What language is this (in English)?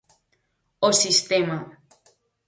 Galician